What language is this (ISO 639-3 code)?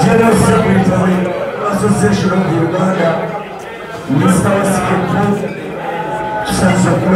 ara